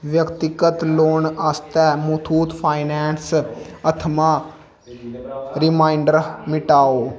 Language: Dogri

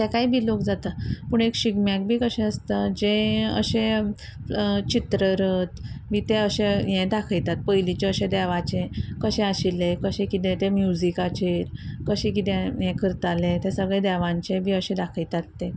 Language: Konkani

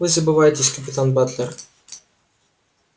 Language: Russian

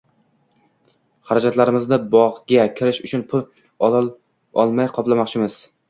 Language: Uzbek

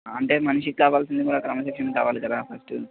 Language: Telugu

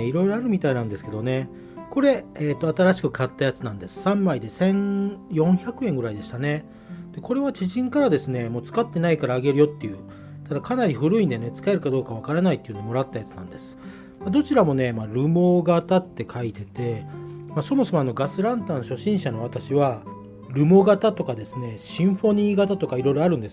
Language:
Japanese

